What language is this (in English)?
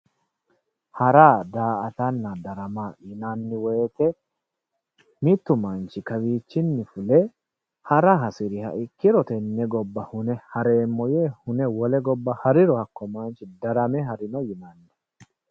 Sidamo